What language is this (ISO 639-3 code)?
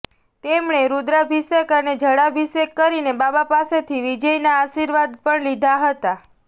guj